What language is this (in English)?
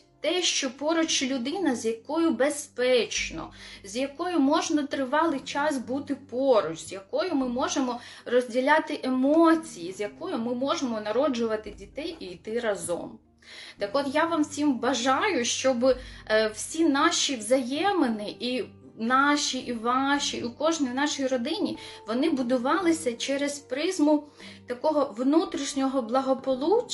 Ukrainian